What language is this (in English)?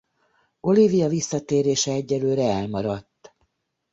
Hungarian